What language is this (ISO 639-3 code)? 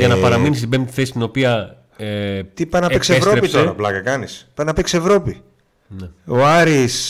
ell